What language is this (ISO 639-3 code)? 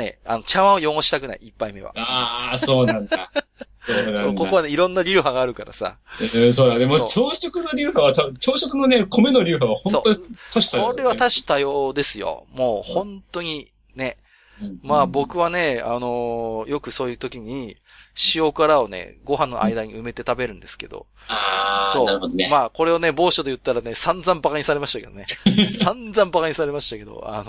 jpn